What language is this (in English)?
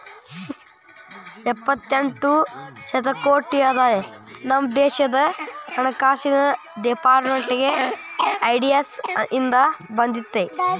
Kannada